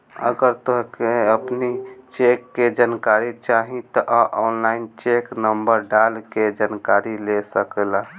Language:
Bhojpuri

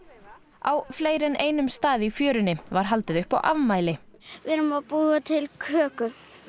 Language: Icelandic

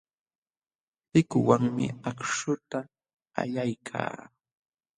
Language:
Jauja Wanca Quechua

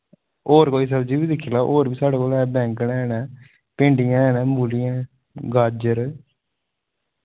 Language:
Dogri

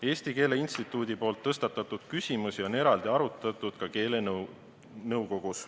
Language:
Estonian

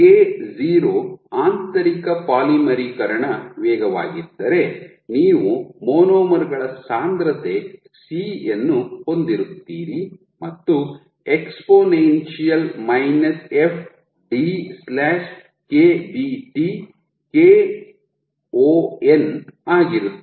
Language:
Kannada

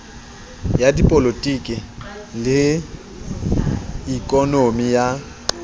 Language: Southern Sotho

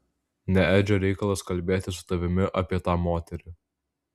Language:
Lithuanian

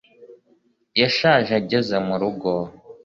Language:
Kinyarwanda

